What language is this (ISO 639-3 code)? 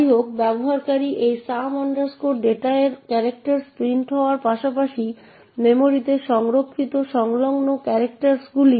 ben